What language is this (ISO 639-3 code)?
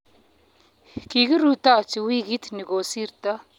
kln